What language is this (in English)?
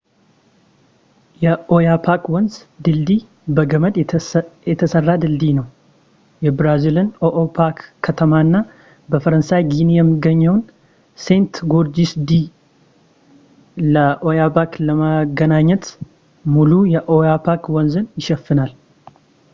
Amharic